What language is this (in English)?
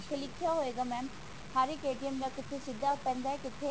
Punjabi